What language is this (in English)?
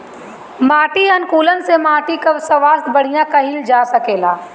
Bhojpuri